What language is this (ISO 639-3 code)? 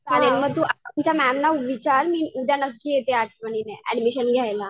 mar